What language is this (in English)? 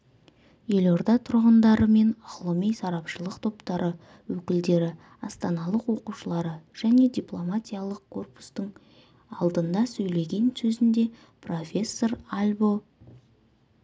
Kazakh